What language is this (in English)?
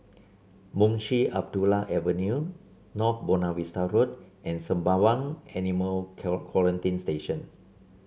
English